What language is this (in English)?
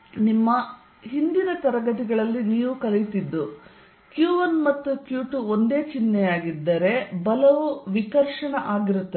Kannada